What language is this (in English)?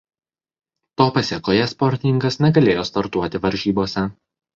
Lithuanian